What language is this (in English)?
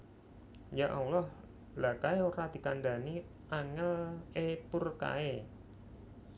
Javanese